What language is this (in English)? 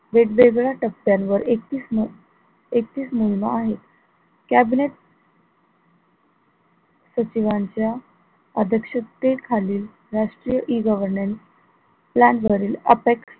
Marathi